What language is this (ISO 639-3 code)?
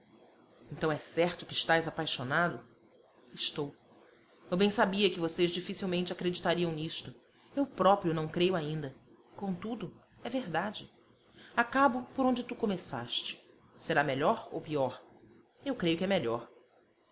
por